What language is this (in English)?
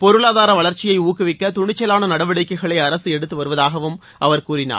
Tamil